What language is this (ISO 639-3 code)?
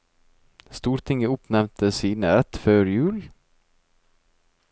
nor